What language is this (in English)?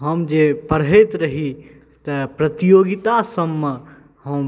Maithili